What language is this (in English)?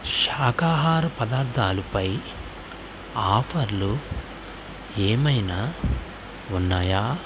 Telugu